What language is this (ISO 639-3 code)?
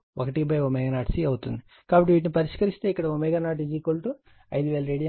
tel